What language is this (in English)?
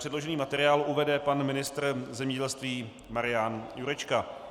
Czech